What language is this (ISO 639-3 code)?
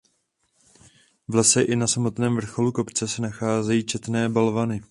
ces